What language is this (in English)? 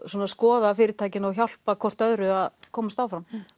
Icelandic